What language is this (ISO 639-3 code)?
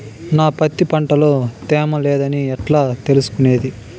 tel